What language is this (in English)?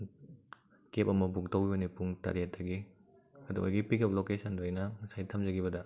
Manipuri